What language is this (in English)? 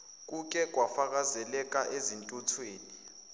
Zulu